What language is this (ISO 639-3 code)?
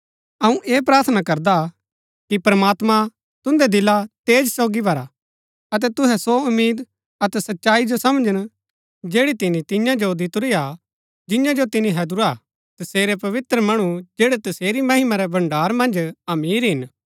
gbk